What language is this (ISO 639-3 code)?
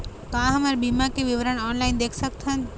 hne